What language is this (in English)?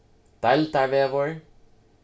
Faroese